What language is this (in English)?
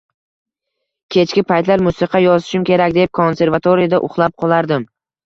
Uzbek